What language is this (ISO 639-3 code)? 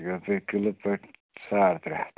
kas